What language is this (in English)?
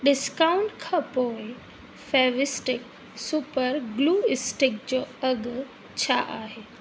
Sindhi